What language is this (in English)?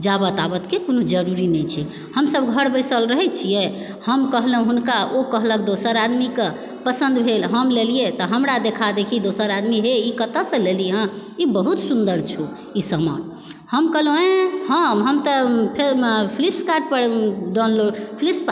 Maithili